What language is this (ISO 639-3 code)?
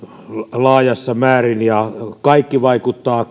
fin